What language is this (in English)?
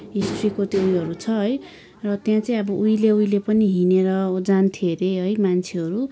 Nepali